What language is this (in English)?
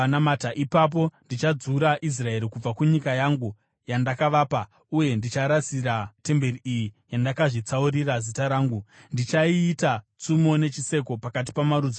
Shona